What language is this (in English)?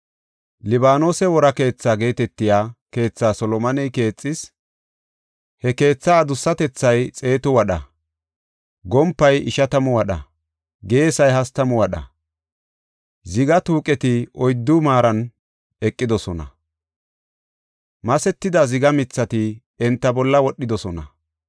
Gofa